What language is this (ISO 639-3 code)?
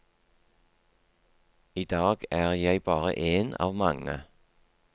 nor